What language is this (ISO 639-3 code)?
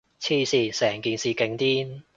yue